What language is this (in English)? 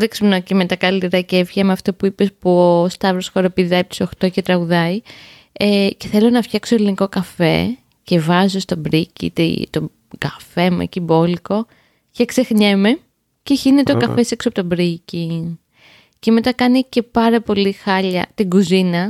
Greek